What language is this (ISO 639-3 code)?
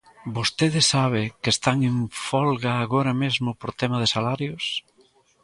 glg